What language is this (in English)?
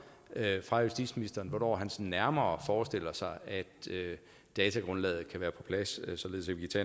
Danish